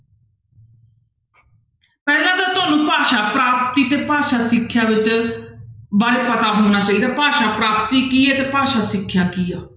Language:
Punjabi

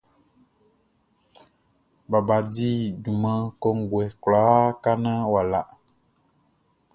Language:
Baoulé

